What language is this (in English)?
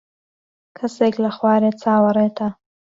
Central Kurdish